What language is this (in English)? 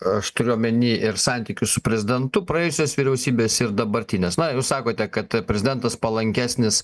Lithuanian